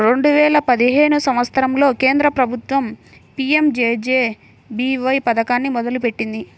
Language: Telugu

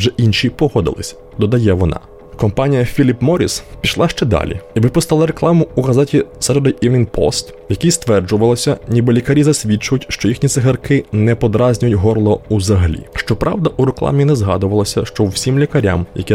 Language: Ukrainian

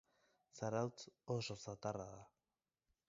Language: Basque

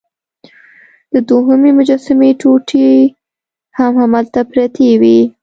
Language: Pashto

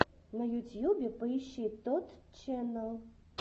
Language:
Russian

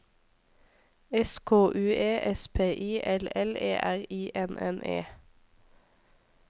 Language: Norwegian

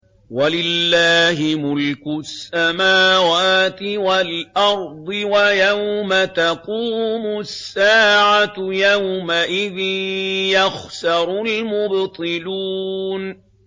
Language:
Arabic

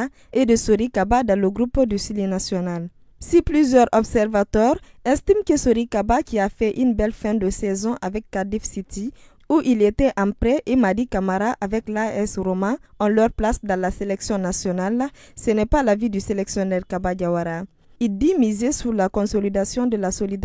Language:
French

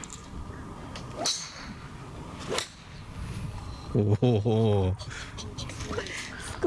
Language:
Japanese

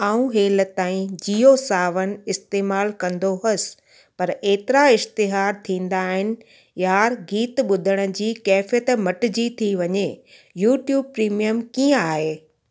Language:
Sindhi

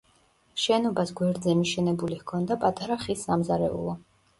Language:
Georgian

